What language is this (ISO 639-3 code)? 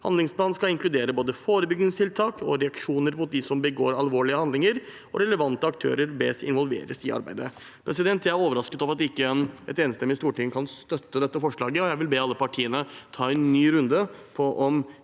nor